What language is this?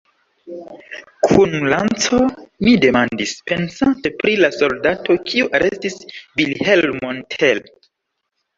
Esperanto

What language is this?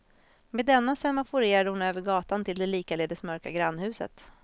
Swedish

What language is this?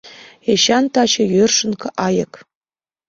Mari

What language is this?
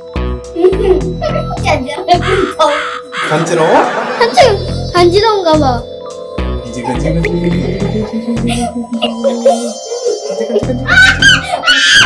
Korean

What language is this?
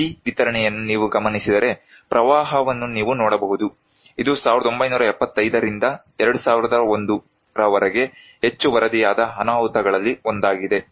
Kannada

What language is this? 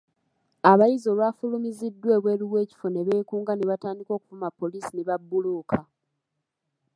Ganda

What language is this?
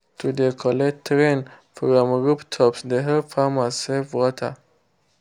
Nigerian Pidgin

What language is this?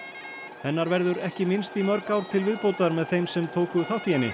Icelandic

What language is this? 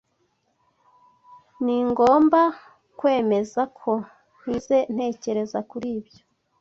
Kinyarwanda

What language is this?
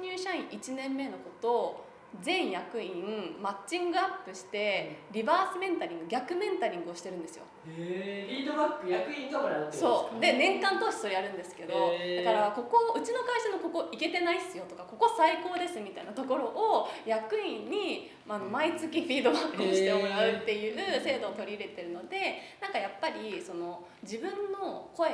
Japanese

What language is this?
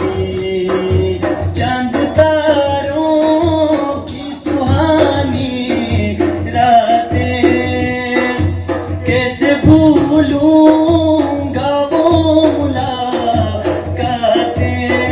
Arabic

